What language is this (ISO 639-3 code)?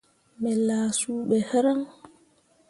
mua